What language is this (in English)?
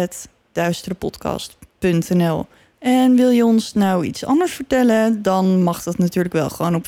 Dutch